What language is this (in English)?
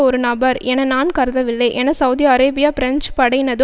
Tamil